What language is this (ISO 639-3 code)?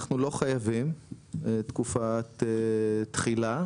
heb